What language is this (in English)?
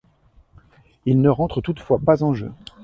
French